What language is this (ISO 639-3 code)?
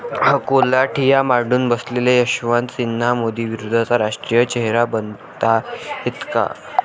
mar